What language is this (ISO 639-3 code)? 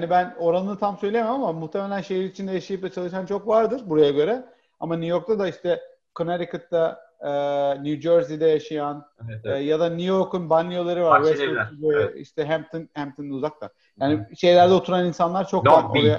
tur